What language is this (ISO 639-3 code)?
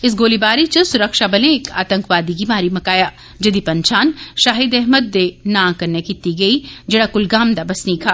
doi